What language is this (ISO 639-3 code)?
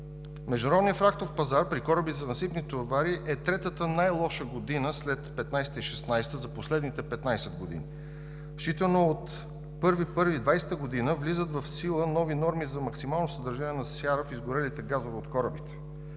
bul